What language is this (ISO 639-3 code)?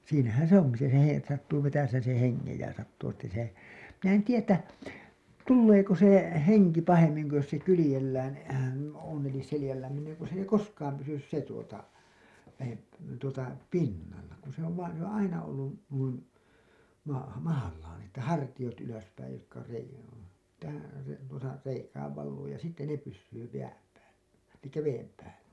fin